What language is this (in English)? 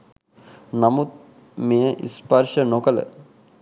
Sinhala